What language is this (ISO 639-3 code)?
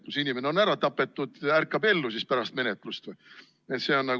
est